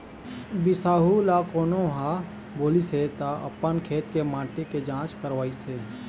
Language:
Chhattisgarhi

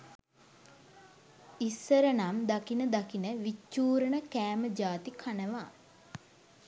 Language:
Sinhala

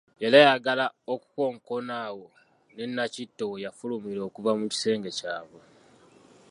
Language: Ganda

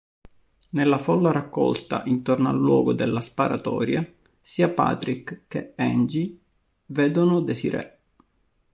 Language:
Italian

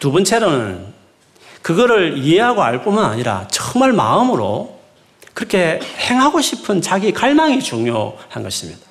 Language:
Korean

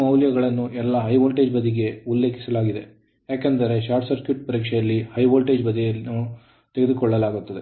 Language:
Kannada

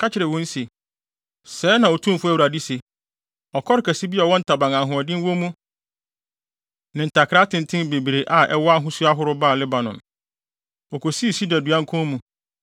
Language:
Akan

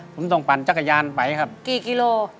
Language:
Thai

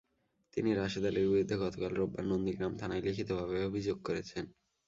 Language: Bangla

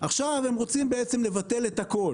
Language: Hebrew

